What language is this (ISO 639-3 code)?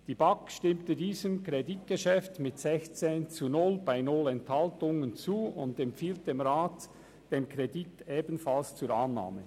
gsw